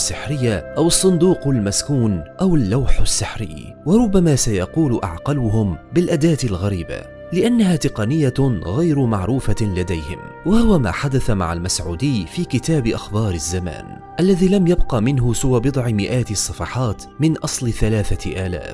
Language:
Arabic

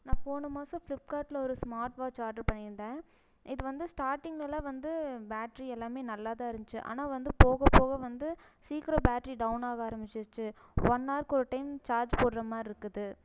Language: Tamil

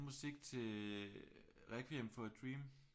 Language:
Danish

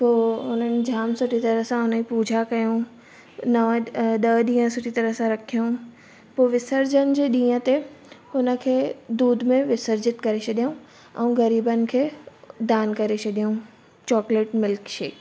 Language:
Sindhi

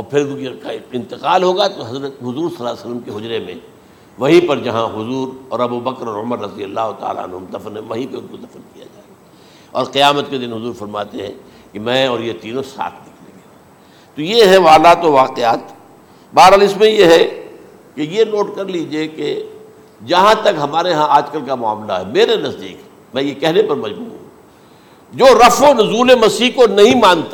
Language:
Urdu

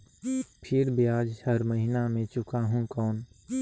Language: Chhattisgarhi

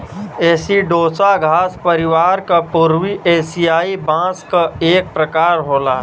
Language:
Bhojpuri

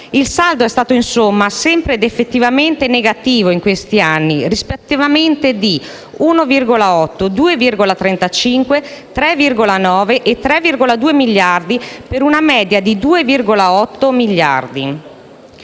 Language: Italian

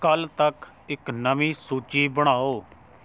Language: Punjabi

